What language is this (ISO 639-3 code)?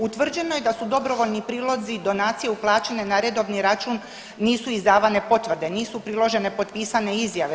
hrv